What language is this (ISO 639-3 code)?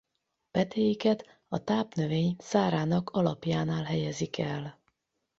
hun